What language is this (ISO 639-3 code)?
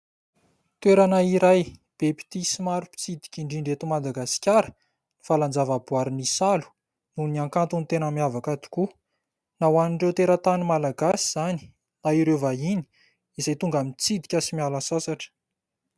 mlg